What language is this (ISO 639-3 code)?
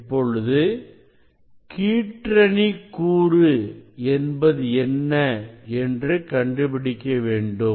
tam